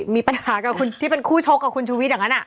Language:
Thai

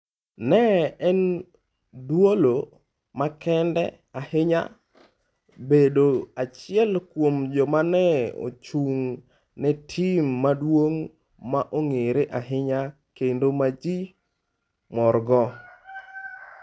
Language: Luo (Kenya and Tanzania)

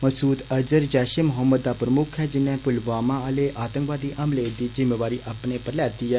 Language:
Dogri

